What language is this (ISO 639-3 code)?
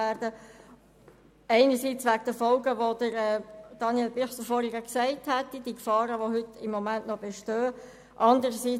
gsw